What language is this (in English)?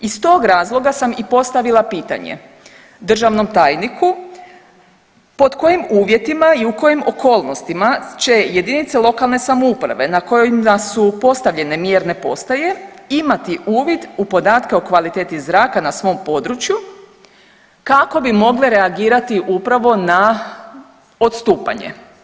Croatian